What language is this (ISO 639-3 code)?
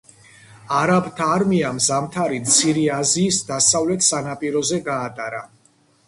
kat